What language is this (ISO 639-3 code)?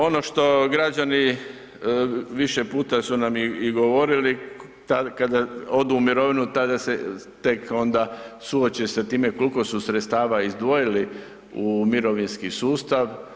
hrv